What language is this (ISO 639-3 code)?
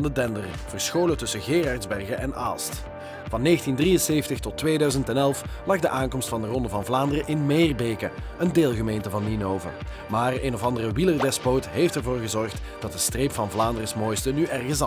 nld